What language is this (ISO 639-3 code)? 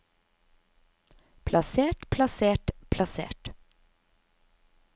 nor